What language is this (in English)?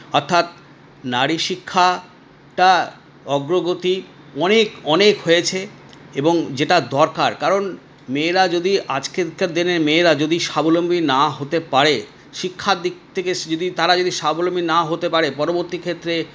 Bangla